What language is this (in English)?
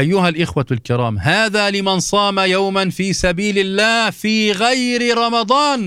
Arabic